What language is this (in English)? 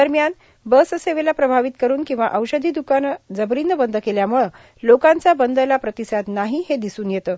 Marathi